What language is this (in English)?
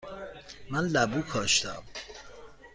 Persian